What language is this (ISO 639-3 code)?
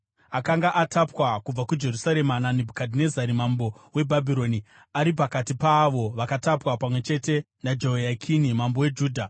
sna